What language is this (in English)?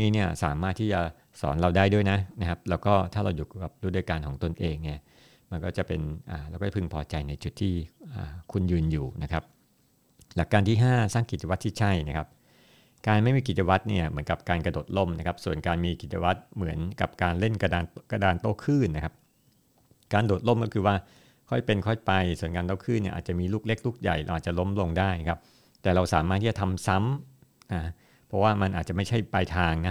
Thai